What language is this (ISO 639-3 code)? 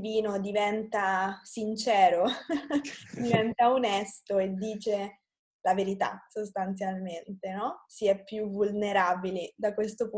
ita